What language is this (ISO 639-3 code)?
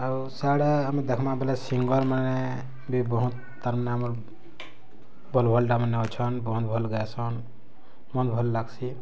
ori